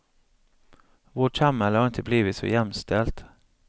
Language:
Swedish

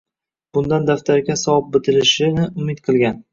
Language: Uzbek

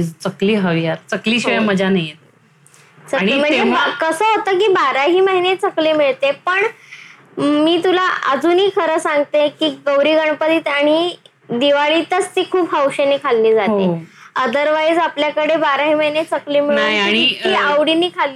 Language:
Marathi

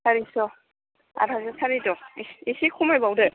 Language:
Bodo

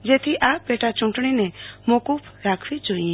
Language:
Gujarati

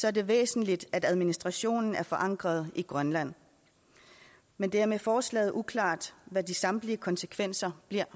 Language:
Danish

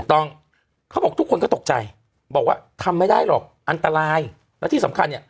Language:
Thai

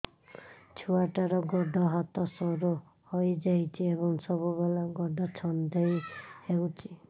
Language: Odia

